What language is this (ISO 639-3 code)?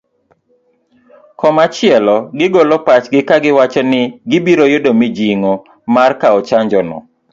luo